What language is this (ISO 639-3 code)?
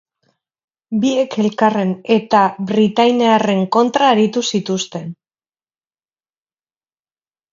eus